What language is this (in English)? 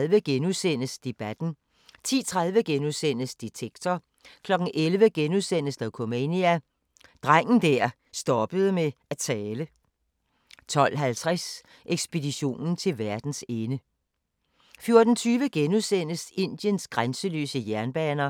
Danish